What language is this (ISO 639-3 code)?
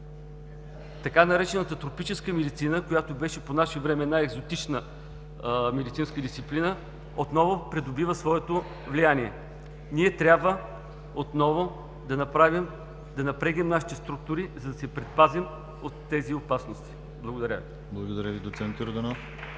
bul